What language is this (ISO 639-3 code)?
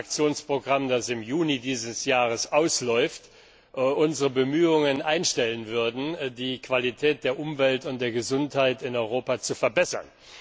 deu